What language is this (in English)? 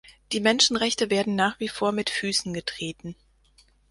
German